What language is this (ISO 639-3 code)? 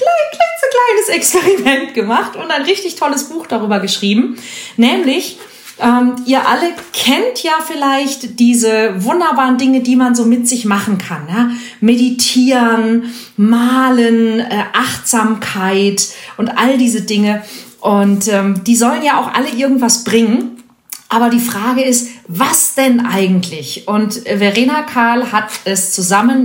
deu